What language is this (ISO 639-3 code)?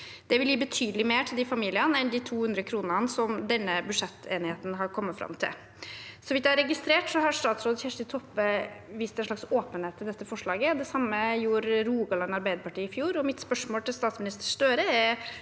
nor